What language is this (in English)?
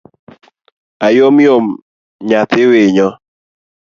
Luo (Kenya and Tanzania)